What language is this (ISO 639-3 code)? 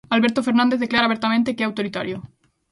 glg